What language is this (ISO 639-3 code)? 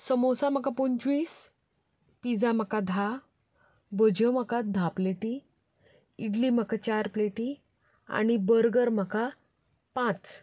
kok